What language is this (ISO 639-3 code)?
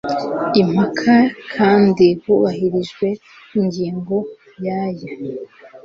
kin